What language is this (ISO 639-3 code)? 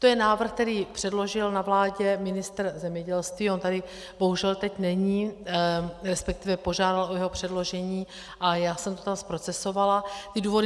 ces